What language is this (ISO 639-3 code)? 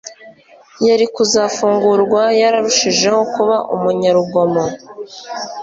kin